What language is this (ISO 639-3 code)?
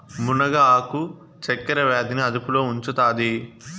tel